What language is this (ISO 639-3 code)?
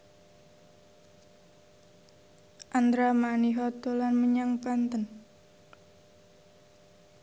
jav